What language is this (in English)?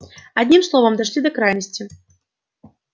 Russian